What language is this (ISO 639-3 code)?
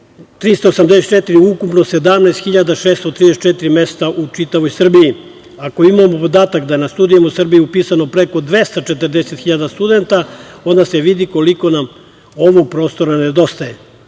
srp